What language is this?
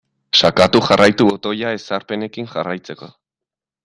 Basque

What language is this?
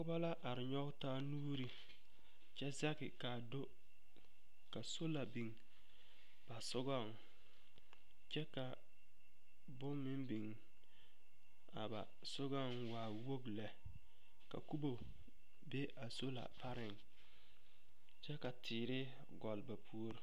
Southern Dagaare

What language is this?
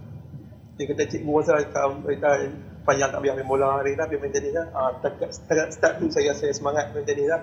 Malay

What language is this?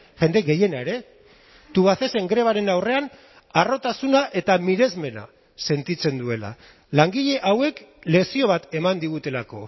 Basque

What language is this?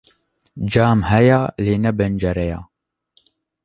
Kurdish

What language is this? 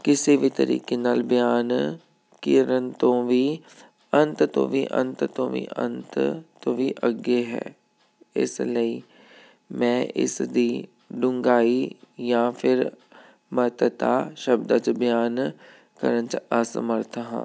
Punjabi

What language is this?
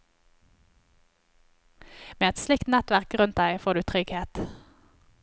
Norwegian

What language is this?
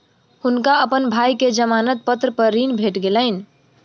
Maithili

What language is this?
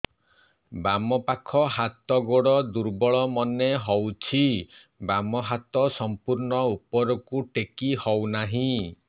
Odia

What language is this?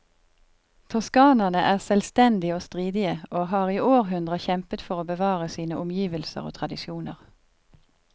Norwegian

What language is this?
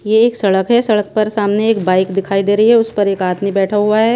Hindi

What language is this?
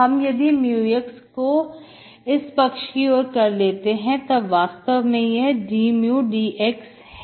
Hindi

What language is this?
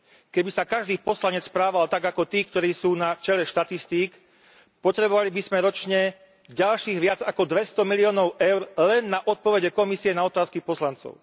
Slovak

